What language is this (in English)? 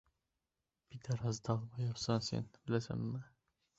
Uzbek